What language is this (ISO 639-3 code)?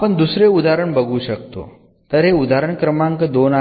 mar